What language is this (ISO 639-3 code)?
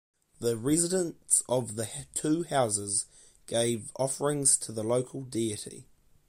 eng